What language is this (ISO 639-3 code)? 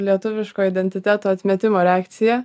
lit